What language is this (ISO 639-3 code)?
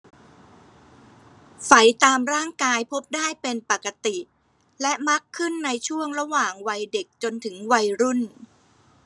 tha